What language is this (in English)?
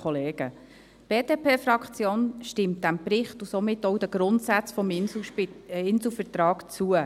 Swiss German